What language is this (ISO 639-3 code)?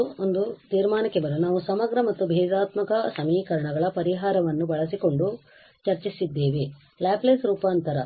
kan